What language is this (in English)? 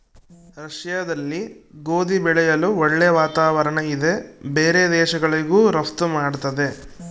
Kannada